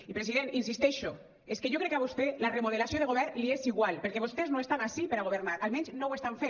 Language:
Catalan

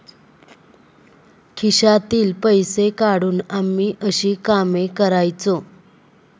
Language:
Marathi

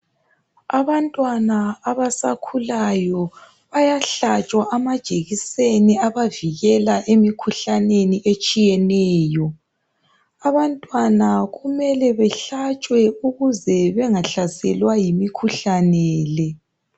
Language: North Ndebele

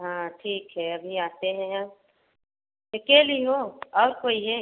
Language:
Hindi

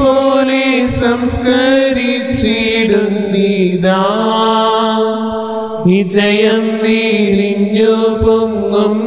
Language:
Malayalam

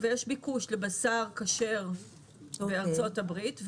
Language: Hebrew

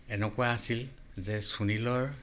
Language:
Assamese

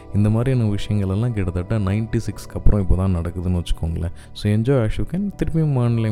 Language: Tamil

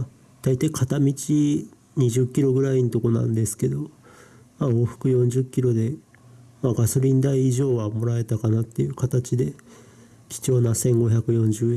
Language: Japanese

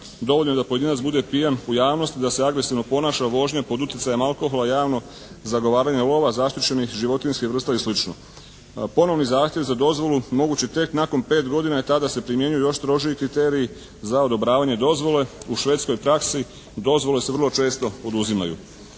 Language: Croatian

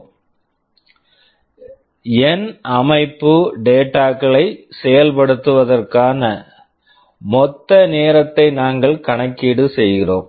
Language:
Tamil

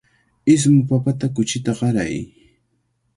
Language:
Cajatambo North Lima Quechua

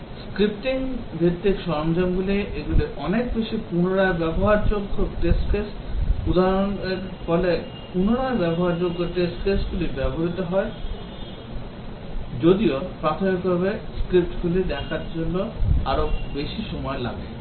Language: Bangla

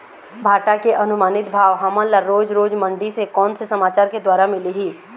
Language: Chhattisgarhi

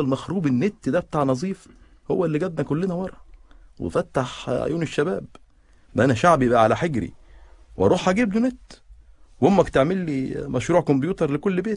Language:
Arabic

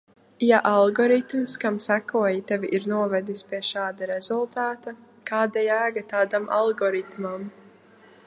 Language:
Latvian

